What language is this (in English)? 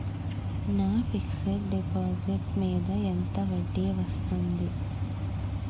Telugu